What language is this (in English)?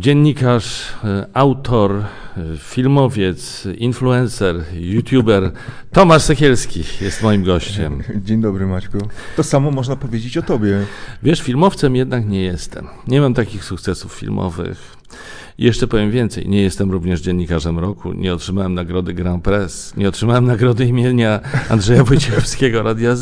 Polish